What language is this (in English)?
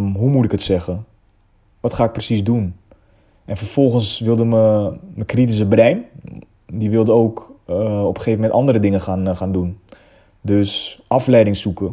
Dutch